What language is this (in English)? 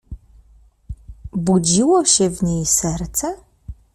Polish